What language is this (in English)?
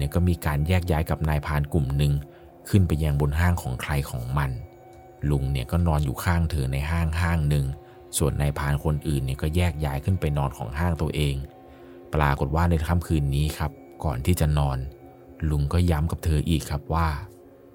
Thai